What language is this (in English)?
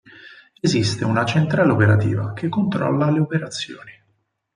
Italian